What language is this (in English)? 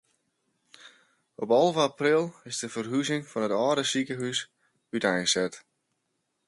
Western Frisian